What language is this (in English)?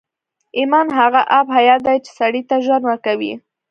Pashto